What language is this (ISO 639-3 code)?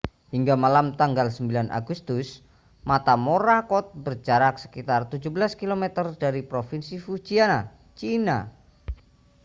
ind